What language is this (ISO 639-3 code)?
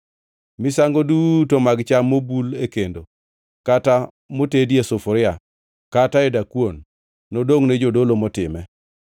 luo